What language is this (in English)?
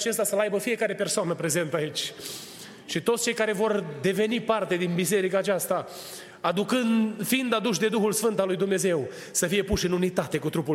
Romanian